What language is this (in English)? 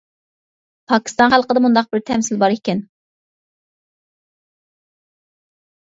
Uyghur